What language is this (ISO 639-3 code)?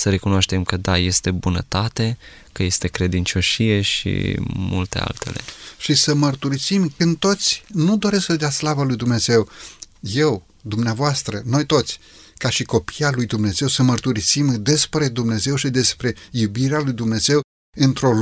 ron